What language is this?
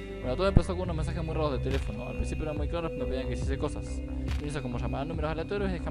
Spanish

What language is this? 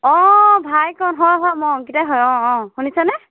Assamese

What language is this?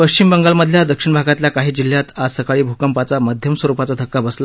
Marathi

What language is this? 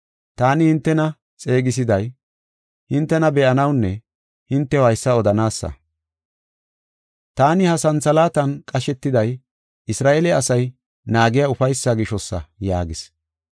Gofa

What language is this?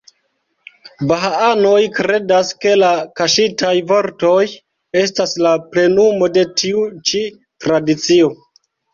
Esperanto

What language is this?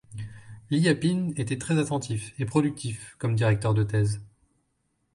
French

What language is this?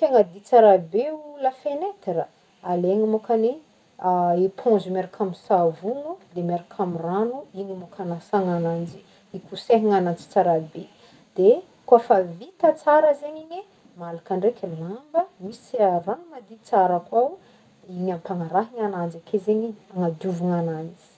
Northern Betsimisaraka Malagasy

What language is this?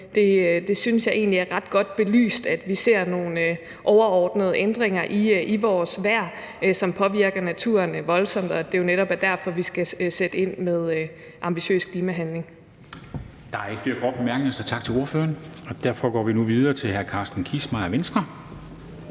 Danish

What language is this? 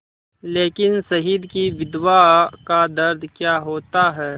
Hindi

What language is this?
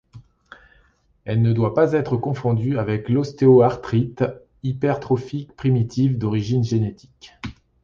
French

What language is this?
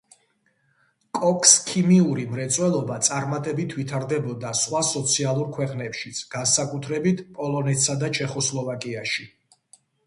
Georgian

